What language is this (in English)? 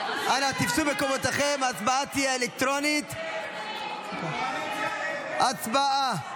Hebrew